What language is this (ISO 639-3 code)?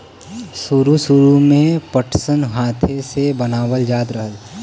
bho